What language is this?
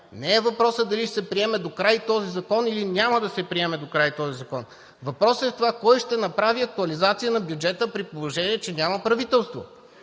Bulgarian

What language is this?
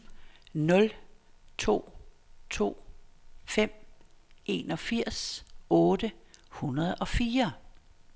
Danish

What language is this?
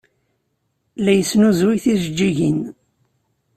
Kabyle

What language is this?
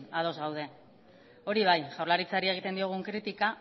Basque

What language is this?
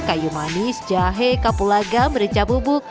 Indonesian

